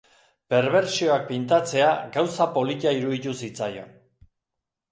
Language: Basque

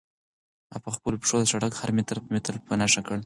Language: Pashto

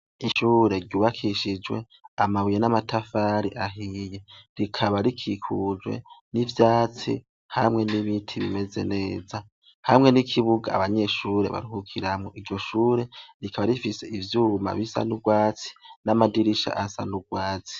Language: Rundi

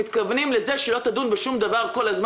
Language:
Hebrew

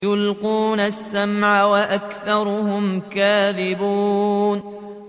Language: Arabic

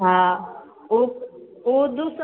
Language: Maithili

